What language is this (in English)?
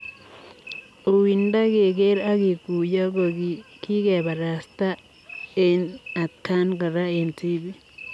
Kalenjin